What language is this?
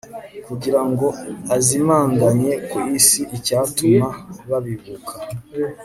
Kinyarwanda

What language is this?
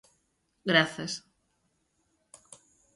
Galician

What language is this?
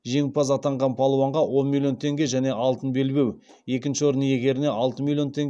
Kazakh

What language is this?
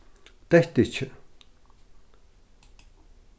Faroese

